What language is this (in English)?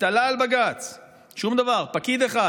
Hebrew